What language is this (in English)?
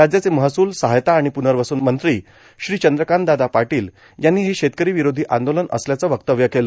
Marathi